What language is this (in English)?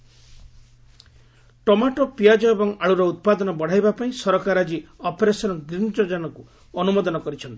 Odia